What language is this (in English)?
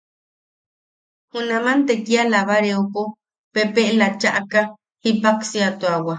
Yaqui